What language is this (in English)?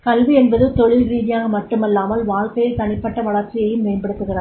Tamil